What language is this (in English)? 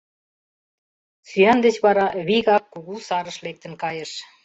Mari